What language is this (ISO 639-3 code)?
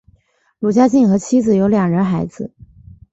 zho